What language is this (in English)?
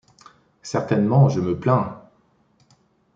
French